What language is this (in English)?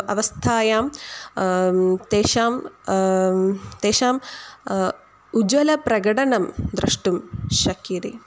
Sanskrit